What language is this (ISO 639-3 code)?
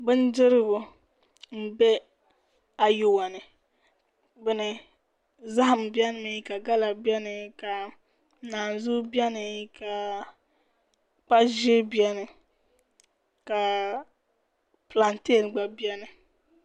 dag